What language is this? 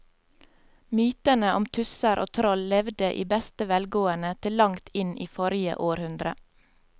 Norwegian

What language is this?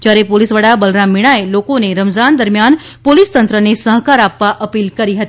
Gujarati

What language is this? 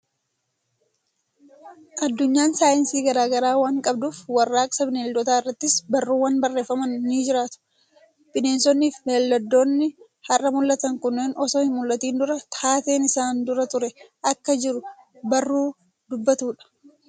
Oromo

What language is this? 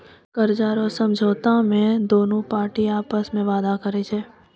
Maithili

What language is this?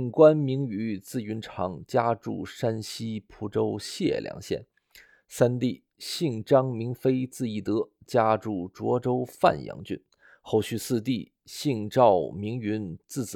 Chinese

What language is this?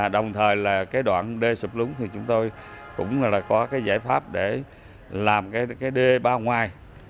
Vietnamese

